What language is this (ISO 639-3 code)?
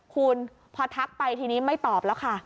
tha